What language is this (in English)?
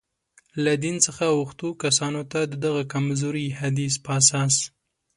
Pashto